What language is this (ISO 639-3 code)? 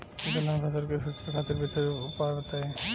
bho